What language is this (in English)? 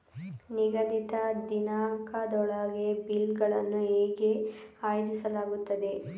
Kannada